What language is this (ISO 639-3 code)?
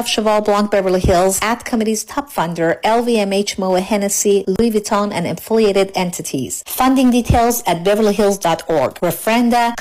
fas